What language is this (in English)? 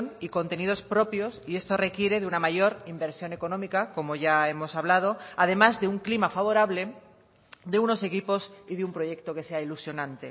Spanish